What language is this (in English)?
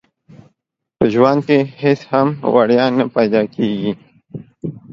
Pashto